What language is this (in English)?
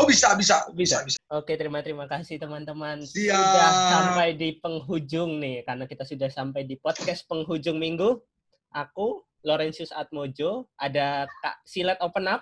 Indonesian